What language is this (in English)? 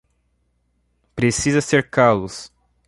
Portuguese